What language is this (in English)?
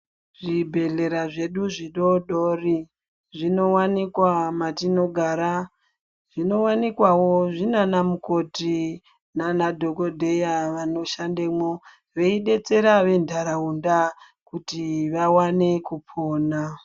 Ndau